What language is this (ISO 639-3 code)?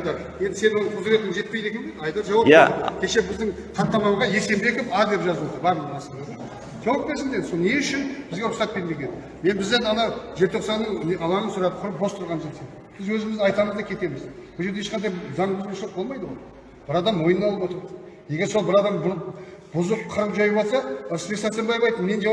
tur